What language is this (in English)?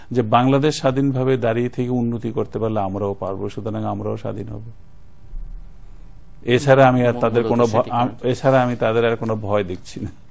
Bangla